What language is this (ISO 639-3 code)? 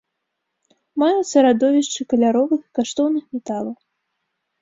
bel